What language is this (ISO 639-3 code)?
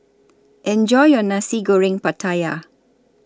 eng